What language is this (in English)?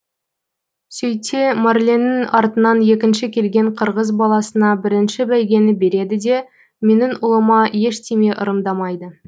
Kazakh